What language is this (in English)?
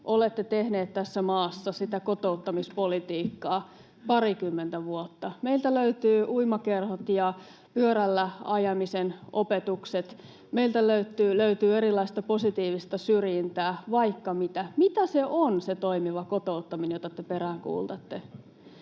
Finnish